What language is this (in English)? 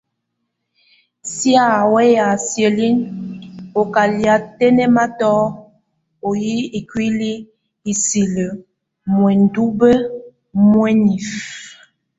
Tunen